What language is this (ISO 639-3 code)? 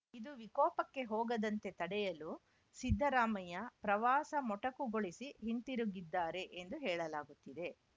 kan